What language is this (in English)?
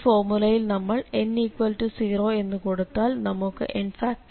Malayalam